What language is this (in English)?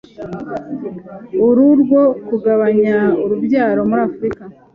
Kinyarwanda